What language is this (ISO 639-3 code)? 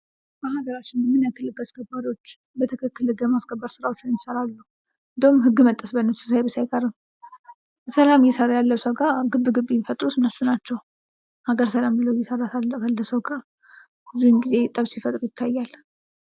amh